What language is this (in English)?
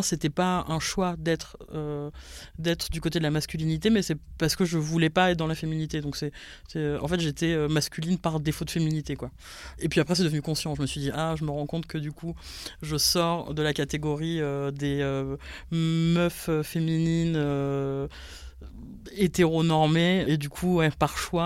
French